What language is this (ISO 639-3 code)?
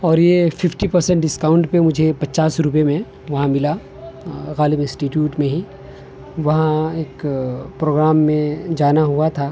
urd